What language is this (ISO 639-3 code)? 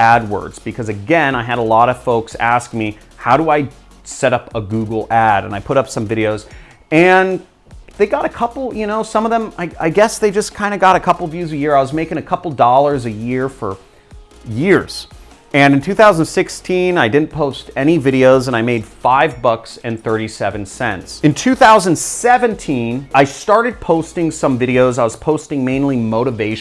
eng